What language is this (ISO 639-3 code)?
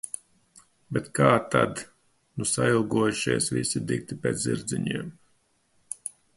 lav